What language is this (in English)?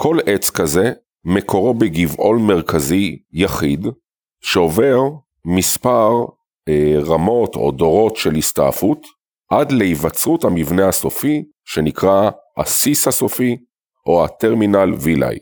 Hebrew